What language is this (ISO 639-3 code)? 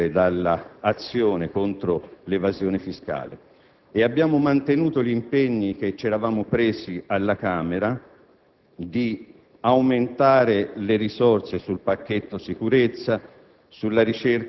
ita